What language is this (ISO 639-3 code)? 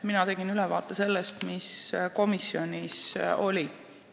est